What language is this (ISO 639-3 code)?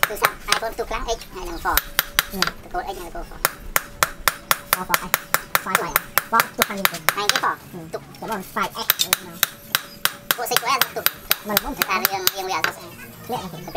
tha